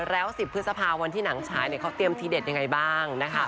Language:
Thai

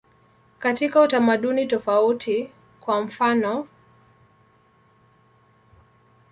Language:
Swahili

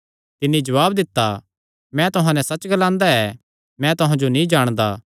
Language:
Kangri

